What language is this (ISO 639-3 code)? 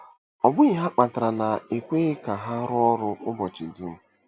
ibo